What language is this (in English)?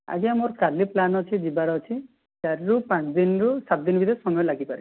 Odia